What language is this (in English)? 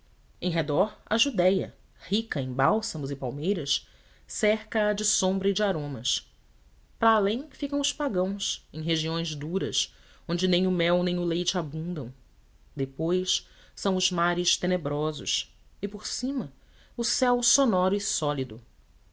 Portuguese